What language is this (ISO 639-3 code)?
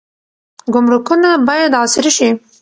pus